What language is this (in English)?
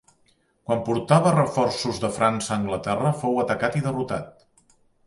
Catalan